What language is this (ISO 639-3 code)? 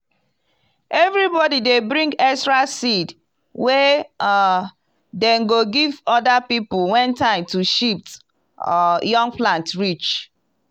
pcm